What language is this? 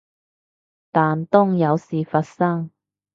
Cantonese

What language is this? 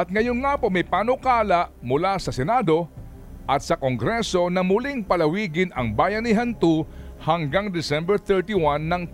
Filipino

